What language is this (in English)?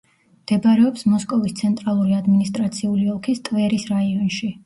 Georgian